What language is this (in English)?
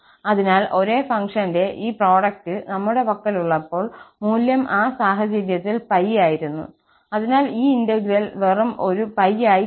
Malayalam